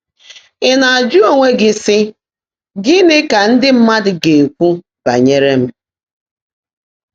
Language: Igbo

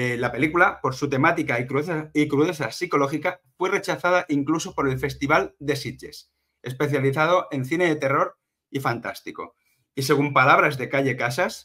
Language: Spanish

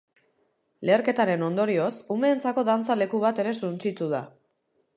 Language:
Basque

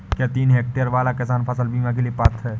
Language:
Hindi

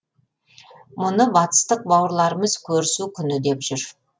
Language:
Kazakh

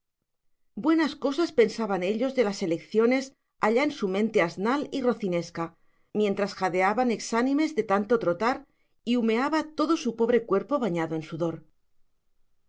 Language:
Spanish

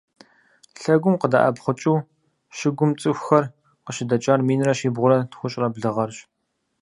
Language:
Kabardian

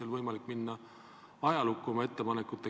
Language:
Estonian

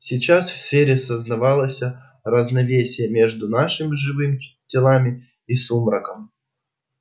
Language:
Russian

